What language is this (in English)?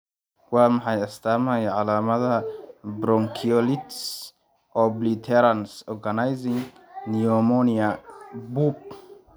Somali